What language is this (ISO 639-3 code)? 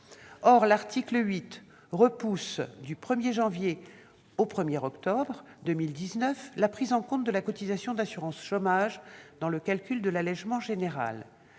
fra